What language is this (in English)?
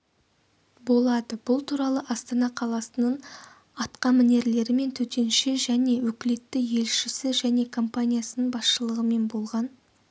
Kazakh